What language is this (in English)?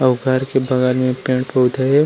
Chhattisgarhi